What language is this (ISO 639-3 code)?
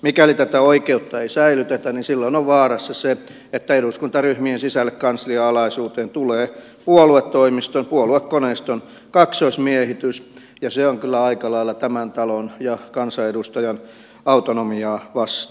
fin